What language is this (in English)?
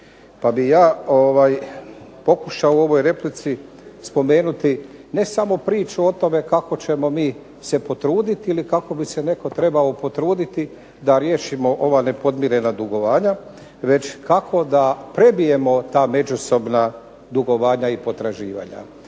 Croatian